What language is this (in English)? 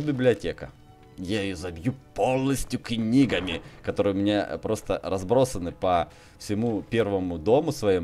Russian